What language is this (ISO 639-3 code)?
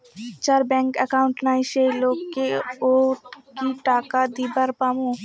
ben